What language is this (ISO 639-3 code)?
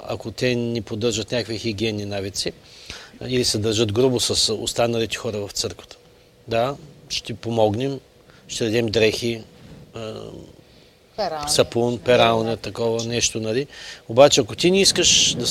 bul